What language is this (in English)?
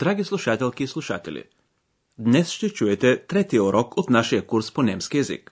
Bulgarian